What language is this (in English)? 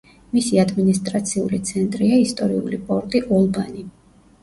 Georgian